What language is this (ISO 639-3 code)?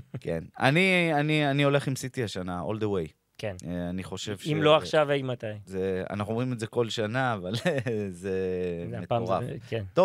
heb